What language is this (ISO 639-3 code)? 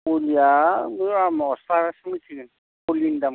brx